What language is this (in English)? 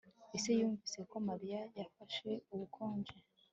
Kinyarwanda